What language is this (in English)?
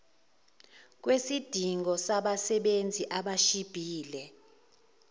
Zulu